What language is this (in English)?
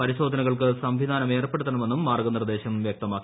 Malayalam